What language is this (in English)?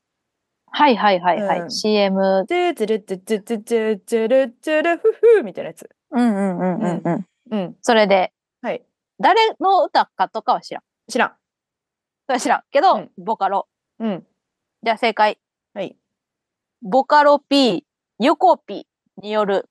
Japanese